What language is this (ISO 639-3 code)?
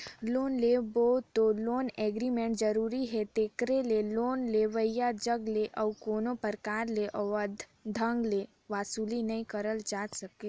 hne